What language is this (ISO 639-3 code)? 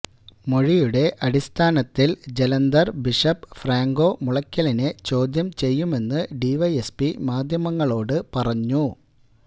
mal